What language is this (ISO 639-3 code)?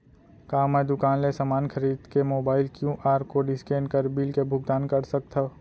hne